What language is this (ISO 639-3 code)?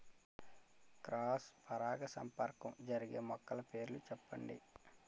tel